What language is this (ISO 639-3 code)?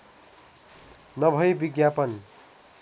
nep